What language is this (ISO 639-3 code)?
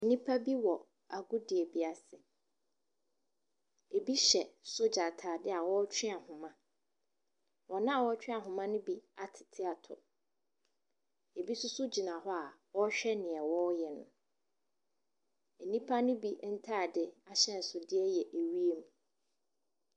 aka